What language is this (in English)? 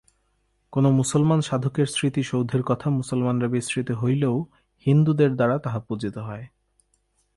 Bangla